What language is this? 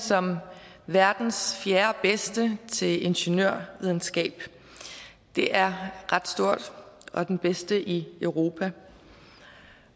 Danish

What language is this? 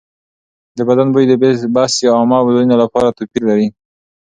Pashto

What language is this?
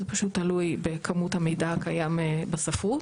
Hebrew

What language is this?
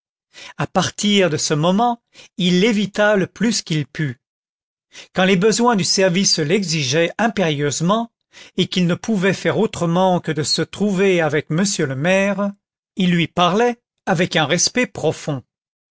French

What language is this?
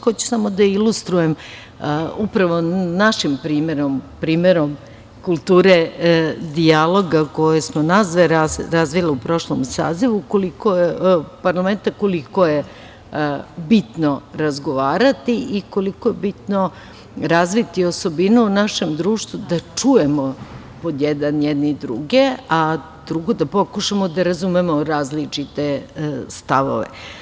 Serbian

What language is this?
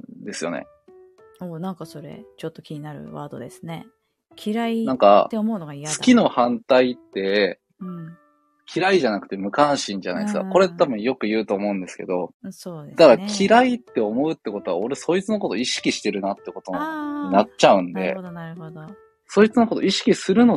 Japanese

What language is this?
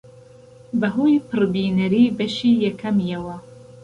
Central Kurdish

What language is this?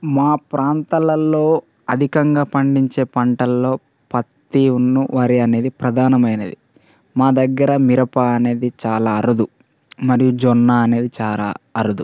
Telugu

